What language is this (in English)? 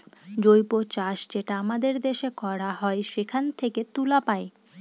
Bangla